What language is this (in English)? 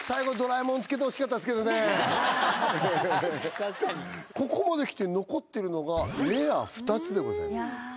Japanese